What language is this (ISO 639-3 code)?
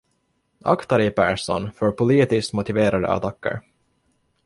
swe